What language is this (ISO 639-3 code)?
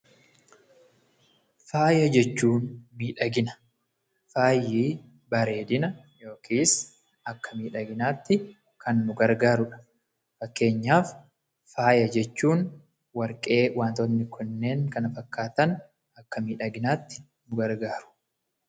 orm